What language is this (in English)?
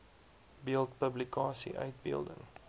Afrikaans